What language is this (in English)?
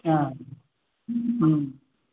Sanskrit